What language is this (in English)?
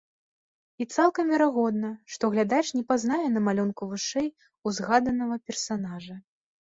Belarusian